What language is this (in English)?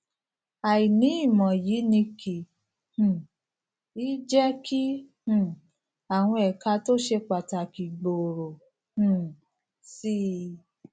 Yoruba